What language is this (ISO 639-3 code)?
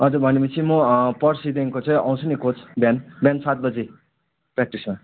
nep